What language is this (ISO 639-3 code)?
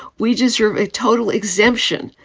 eng